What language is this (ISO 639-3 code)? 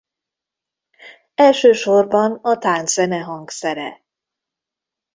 hun